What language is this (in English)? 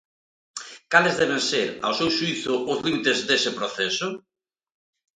Galician